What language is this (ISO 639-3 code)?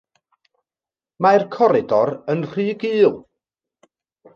cym